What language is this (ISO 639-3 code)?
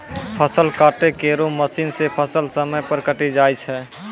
mai